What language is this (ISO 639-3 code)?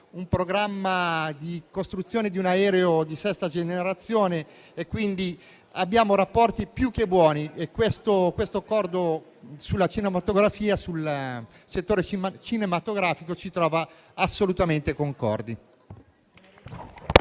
ita